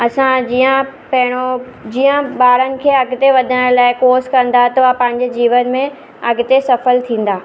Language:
Sindhi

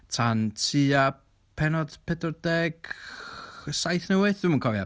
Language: Welsh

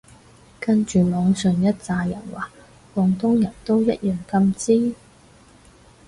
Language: Cantonese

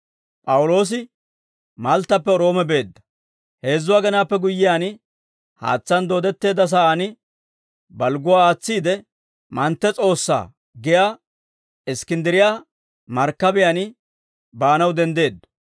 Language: Dawro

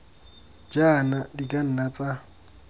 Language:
Tswana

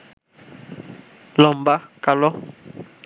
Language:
Bangla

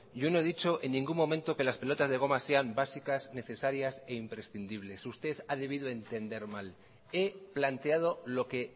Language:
Spanish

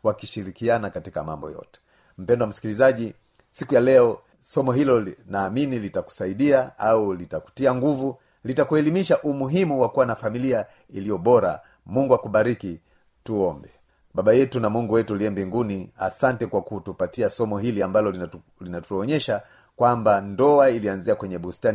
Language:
Swahili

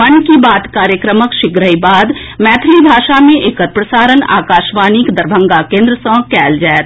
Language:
Maithili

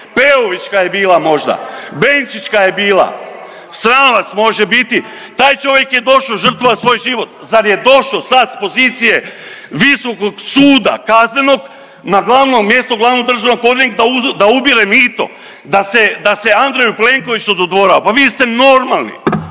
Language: Croatian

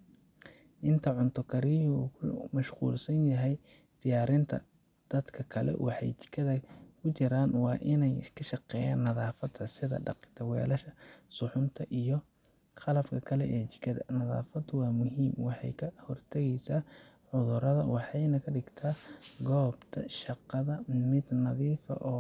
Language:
Somali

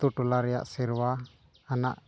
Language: Santali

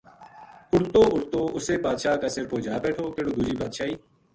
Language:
Gujari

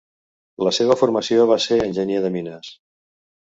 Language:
Catalan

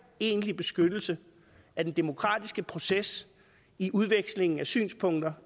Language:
Danish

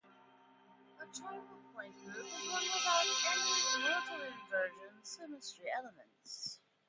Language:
English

